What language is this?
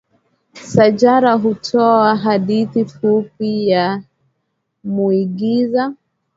Swahili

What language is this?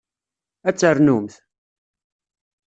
Kabyle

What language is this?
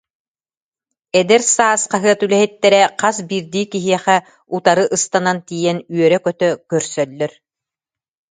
Yakut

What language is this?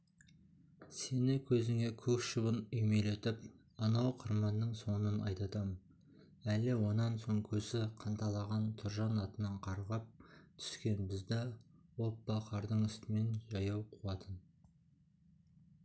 Kazakh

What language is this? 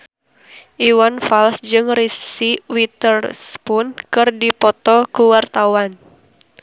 Sundanese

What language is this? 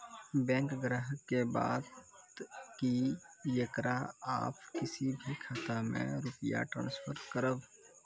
Maithili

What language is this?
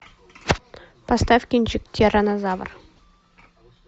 Russian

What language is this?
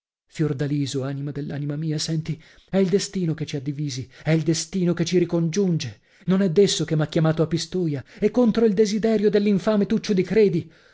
Italian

